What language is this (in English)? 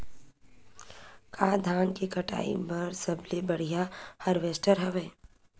Chhattisgarhi